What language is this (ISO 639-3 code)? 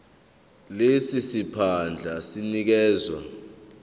zul